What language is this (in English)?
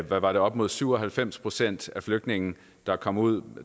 Danish